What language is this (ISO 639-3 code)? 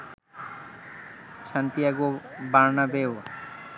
ben